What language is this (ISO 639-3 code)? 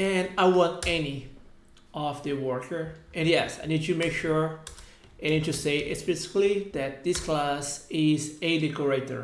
eng